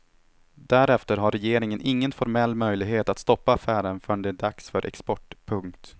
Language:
Swedish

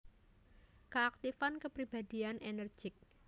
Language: Javanese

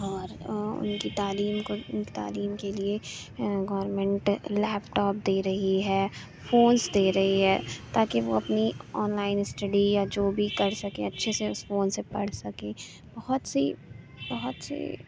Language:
Urdu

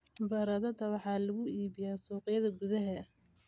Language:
Somali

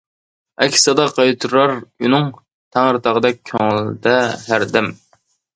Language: Uyghur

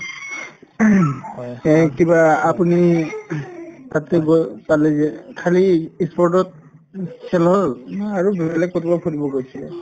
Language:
Assamese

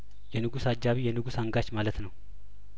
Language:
Amharic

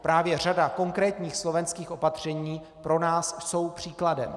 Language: Czech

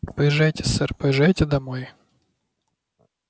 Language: Russian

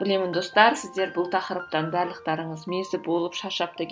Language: Kazakh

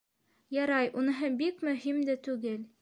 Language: Bashkir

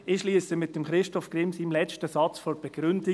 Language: Swiss German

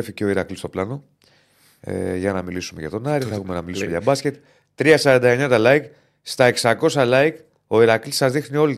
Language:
Greek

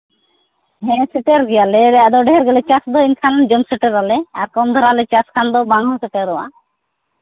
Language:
Santali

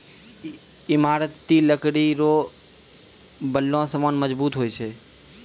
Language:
Maithili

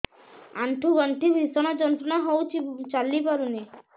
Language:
Odia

